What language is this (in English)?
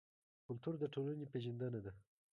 Pashto